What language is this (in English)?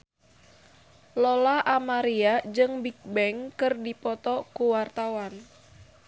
Sundanese